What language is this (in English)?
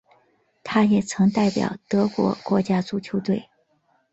Chinese